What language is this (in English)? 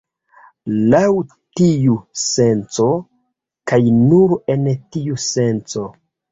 Esperanto